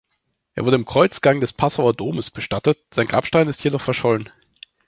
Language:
German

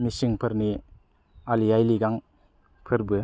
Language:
Bodo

